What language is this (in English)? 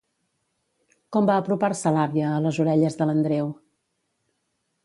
Catalan